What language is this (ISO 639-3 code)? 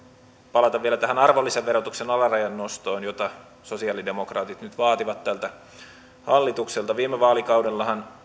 fin